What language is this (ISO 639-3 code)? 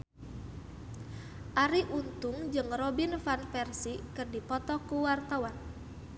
sun